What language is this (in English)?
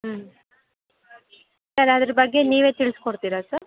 Kannada